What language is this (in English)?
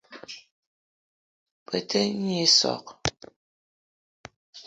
Eton (Cameroon)